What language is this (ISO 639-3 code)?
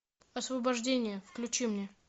rus